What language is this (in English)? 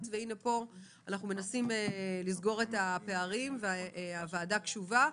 Hebrew